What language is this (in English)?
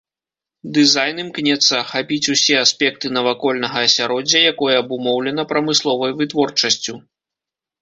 Belarusian